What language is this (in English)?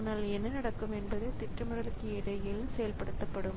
Tamil